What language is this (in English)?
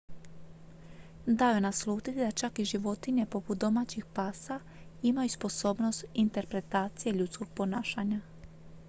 Croatian